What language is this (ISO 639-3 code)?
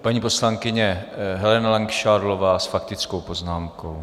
ces